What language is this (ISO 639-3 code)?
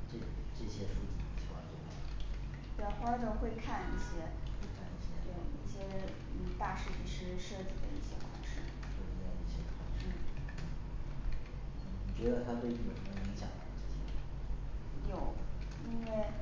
zho